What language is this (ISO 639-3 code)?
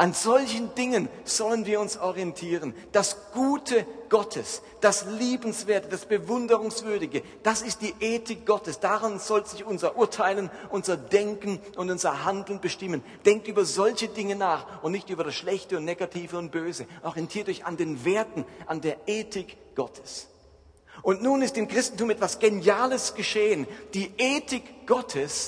deu